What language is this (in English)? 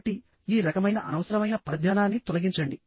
Telugu